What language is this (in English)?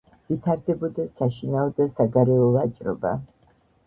Georgian